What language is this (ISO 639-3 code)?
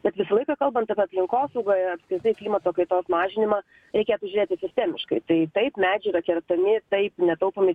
lit